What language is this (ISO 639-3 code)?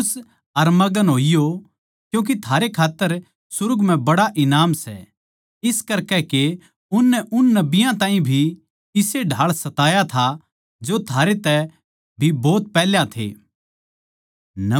bgc